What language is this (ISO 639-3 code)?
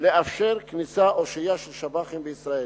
heb